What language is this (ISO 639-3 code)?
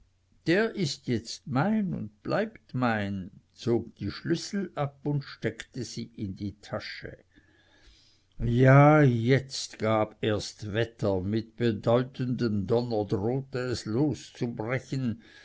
deu